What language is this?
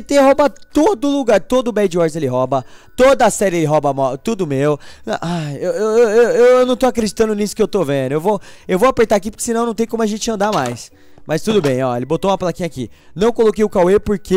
Portuguese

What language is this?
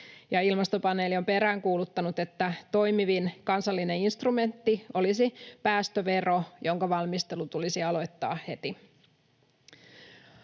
Finnish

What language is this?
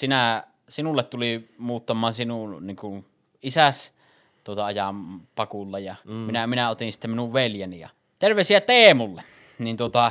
Finnish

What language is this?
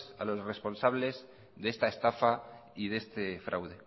Spanish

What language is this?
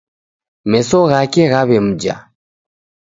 Taita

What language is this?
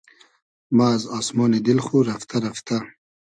Hazaragi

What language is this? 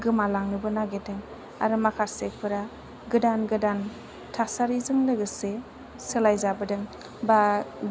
Bodo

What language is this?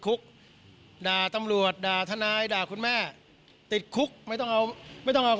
Thai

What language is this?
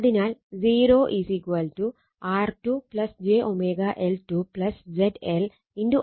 Malayalam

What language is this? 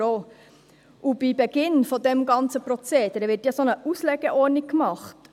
Swiss German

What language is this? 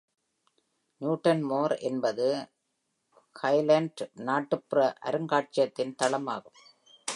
Tamil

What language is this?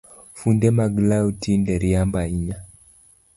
Luo (Kenya and Tanzania)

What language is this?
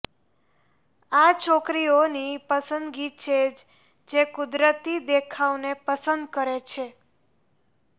Gujarati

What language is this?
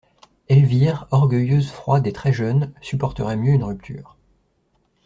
French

